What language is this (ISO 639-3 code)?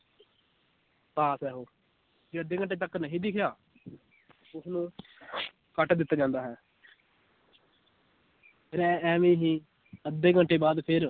pan